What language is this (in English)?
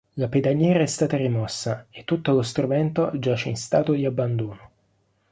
Italian